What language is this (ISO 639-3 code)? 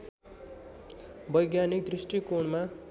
nep